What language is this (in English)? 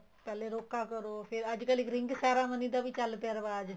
Punjabi